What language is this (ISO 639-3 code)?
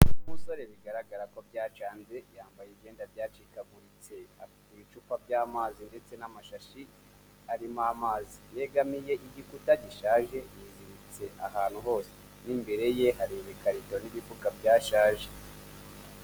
kin